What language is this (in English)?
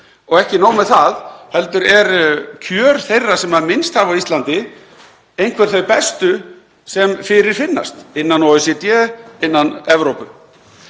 Icelandic